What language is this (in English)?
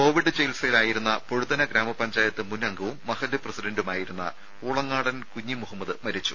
Malayalam